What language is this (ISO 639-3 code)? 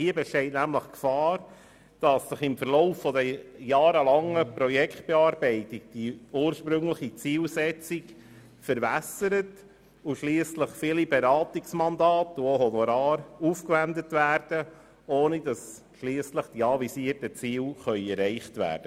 gsw